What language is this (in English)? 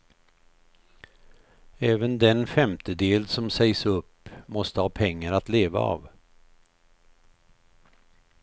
Swedish